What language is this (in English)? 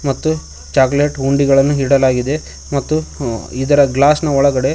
Kannada